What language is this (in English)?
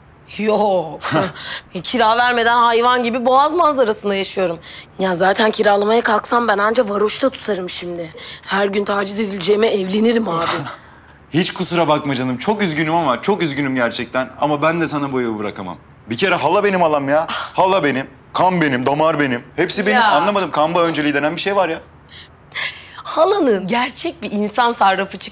Turkish